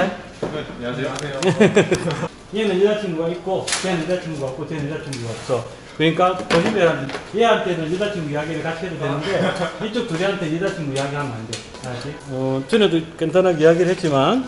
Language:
Korean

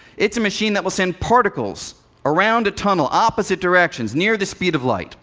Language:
English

